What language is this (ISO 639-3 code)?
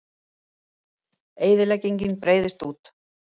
isl